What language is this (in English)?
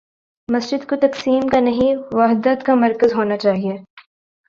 Urdu